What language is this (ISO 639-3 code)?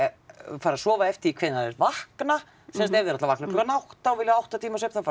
isl